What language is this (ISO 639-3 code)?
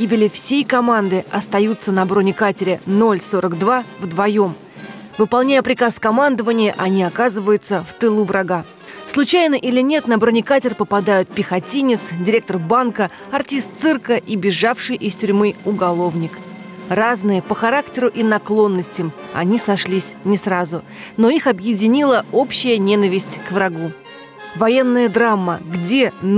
rus